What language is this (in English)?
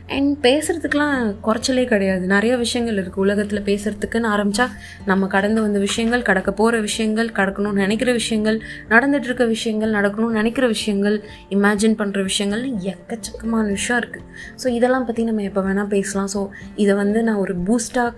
Tamil